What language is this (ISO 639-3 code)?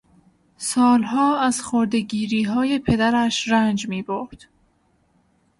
fas